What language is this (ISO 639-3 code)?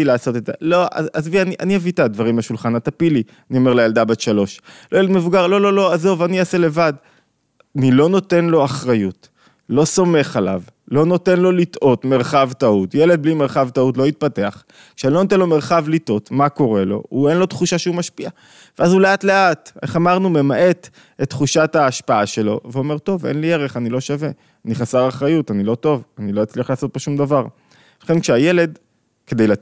heb